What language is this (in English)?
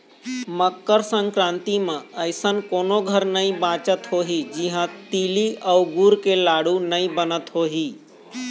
Chhattisgarhi